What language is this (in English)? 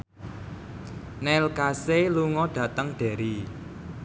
Javanese